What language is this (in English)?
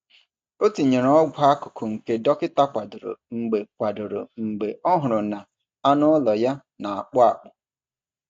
Igbo